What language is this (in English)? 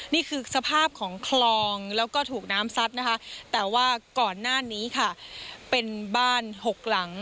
Thai